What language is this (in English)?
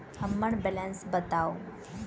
Maithili